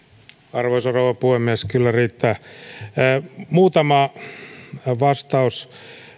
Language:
Finnish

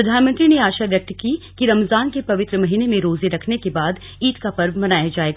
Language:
Hindi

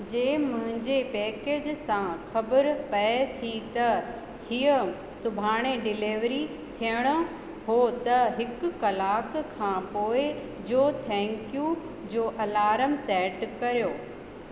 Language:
Sindhi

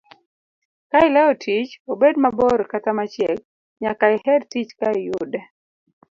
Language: Luo (Kenya and Tanzania)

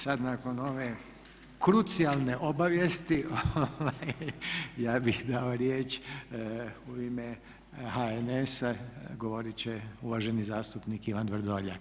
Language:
Croatian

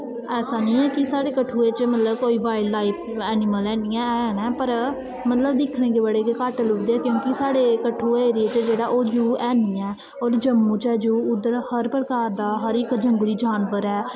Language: Dogri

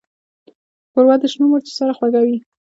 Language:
Pashto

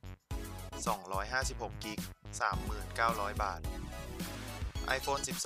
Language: Thai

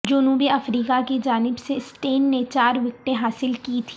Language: Urdu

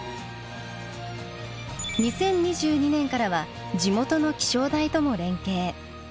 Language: Japanese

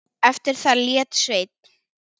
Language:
Icelandic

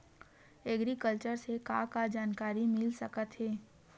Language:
Chhattisgarhi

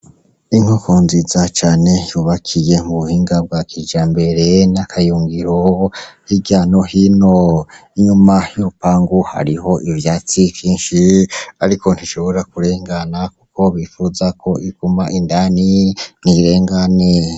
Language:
Rundi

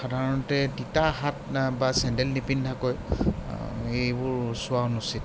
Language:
Assamese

